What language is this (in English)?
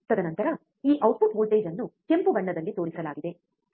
Kannada